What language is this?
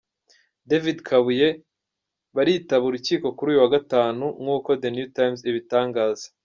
Kinyarwanda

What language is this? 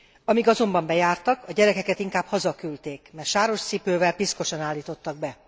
Hungarian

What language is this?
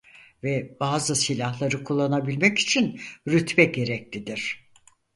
Turkish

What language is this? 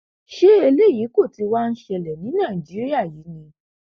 Yoruba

